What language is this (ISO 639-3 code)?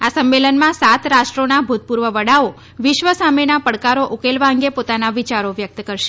guj